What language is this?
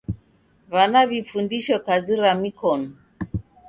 Taita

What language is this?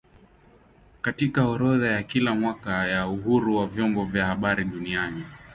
Swahili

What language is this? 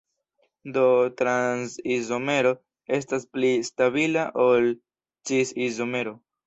Esperanto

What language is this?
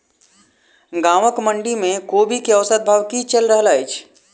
Maithili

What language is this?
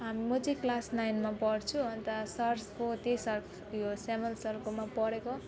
Nepali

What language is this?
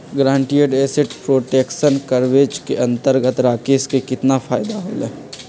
Magahi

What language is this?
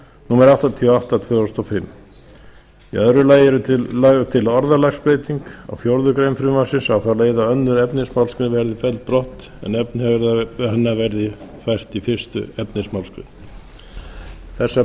Icelandic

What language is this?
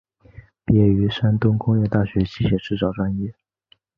Chinese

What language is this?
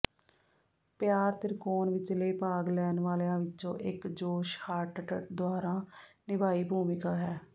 Punjabi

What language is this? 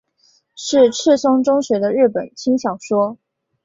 Chinese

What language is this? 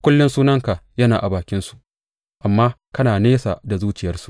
Hausa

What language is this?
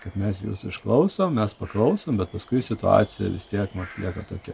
Lithuanian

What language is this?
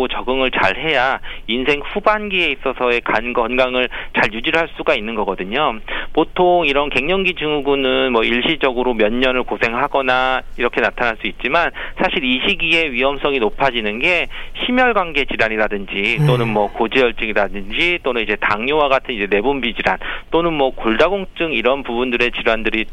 Korean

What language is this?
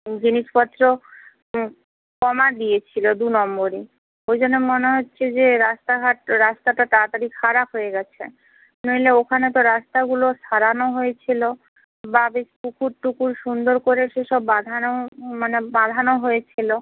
Bangla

